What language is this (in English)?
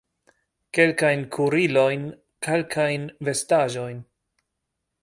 Esperanto